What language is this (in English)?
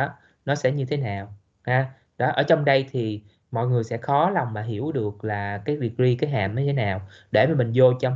Vietnamese